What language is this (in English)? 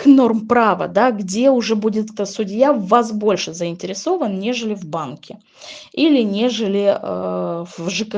Russian